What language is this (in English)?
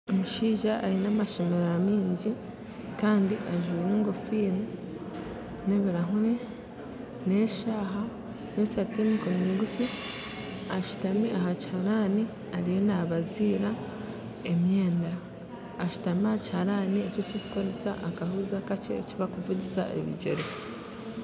Nyankole